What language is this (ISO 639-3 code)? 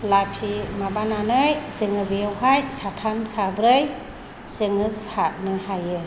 brx